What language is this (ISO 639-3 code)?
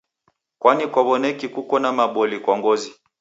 dav